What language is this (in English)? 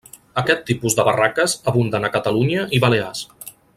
Catalan